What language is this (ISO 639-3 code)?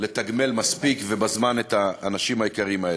heb